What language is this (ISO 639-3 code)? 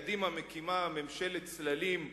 heb